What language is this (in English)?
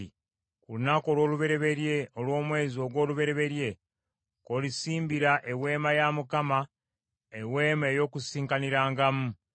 Ganda